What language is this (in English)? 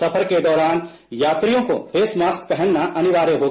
Hindi